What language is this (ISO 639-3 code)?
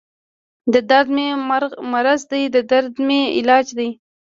pus